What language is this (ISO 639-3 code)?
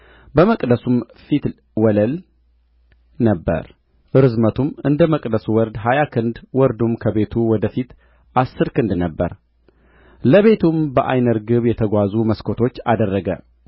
amh